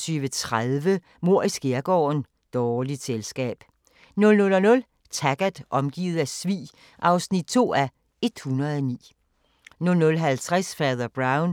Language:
Danish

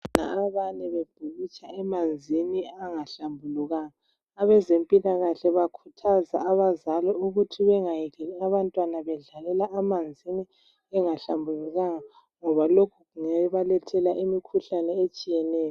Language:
North Ndebele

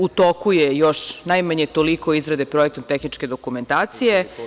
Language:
Serbian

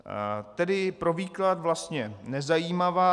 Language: Czech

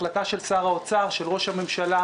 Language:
Hebrew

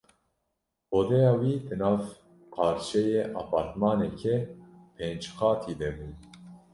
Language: Kurdish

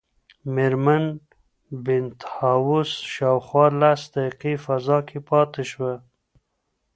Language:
Pashto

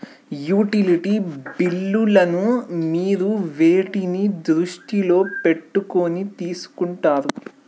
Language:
Telugu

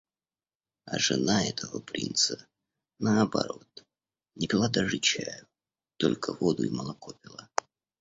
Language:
Russian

